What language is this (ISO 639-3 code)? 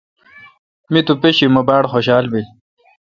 xka